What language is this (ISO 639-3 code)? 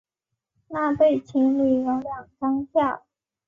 zho